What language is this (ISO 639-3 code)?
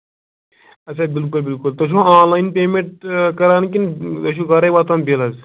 kas